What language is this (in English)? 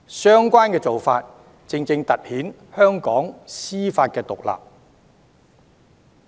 Cantonese